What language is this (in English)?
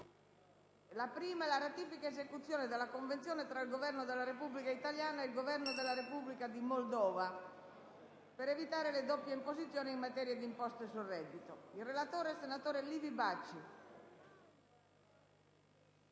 Italian